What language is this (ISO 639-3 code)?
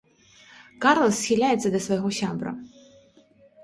bel